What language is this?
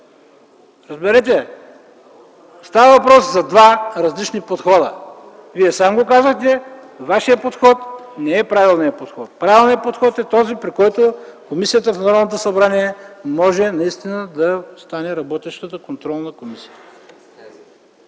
Bulgarian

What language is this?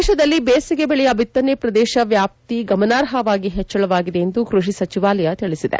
Kannada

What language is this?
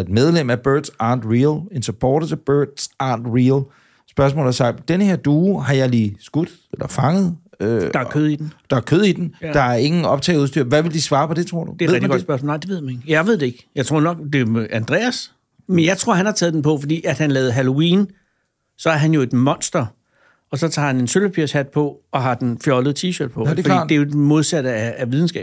Danish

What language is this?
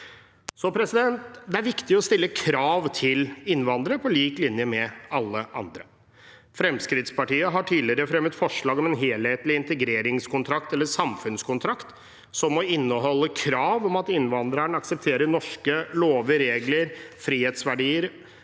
Norwegian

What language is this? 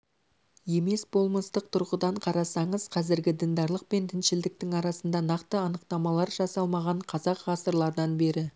Kazakh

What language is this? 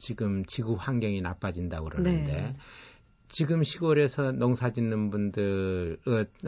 Korean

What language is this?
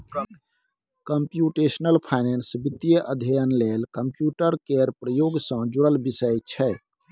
Maithili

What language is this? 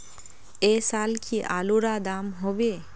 Magahi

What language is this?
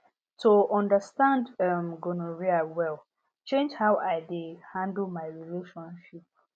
Nigerian Pidgin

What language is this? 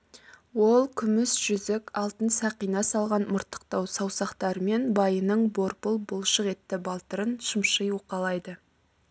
Kazakh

